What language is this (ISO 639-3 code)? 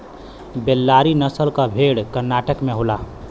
bho